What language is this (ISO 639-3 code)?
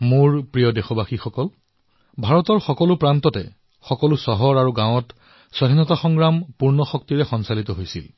asm